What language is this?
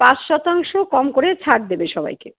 Bangla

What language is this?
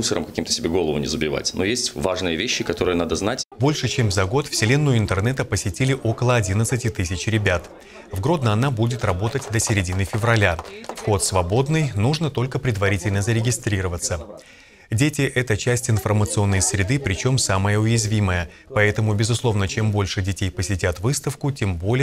Russian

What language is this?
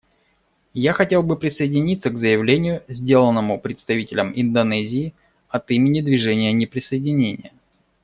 Russian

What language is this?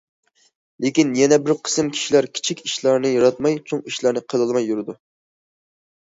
Uyghur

